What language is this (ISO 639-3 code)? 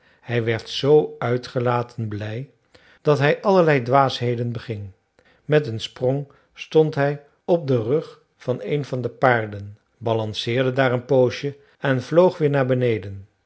nld